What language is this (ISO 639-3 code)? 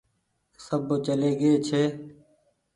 gig